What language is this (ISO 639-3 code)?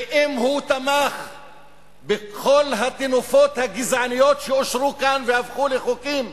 heb